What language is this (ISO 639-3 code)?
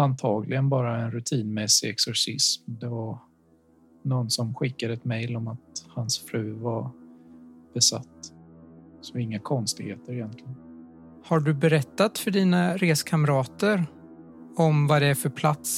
swe